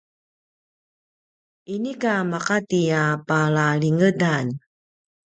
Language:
Paiwan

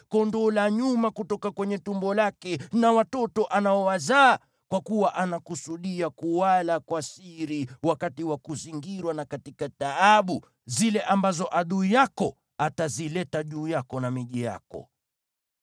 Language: Swahili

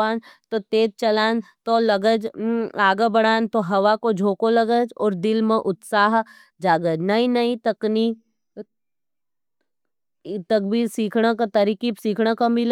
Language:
Nimadi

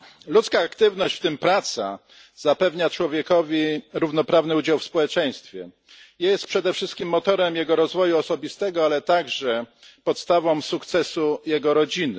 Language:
Polish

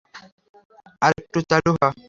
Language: Bangla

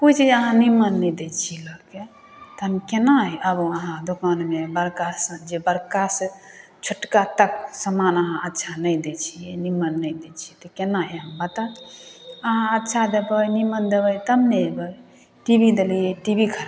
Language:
Maithili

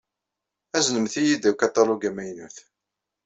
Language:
Kabyle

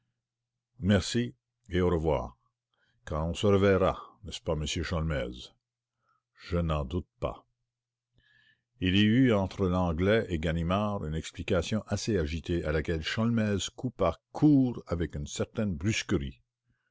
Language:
French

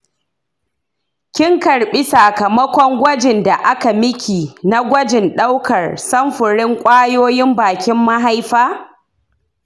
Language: Hausa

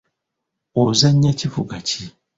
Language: Ganda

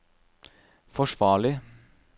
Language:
Norwegian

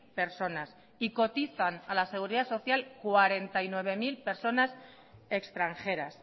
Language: Spanish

